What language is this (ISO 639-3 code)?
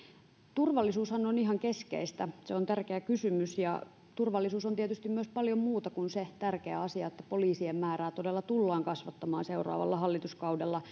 fin